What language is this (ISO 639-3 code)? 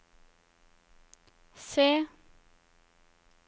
nor